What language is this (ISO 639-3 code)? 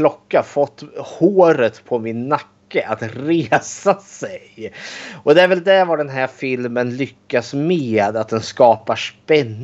swe